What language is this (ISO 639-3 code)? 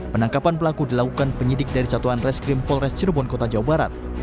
ind